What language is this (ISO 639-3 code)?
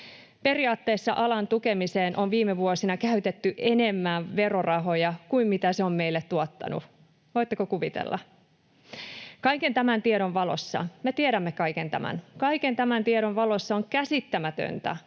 fin